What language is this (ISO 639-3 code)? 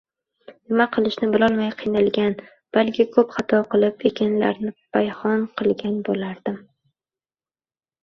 uzb